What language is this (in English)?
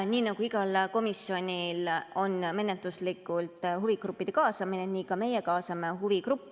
Estonian